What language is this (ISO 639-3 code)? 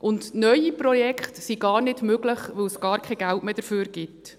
gsw